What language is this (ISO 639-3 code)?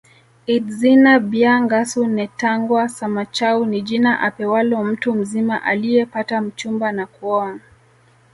swa